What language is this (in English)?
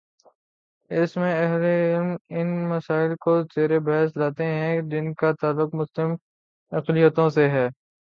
Urdu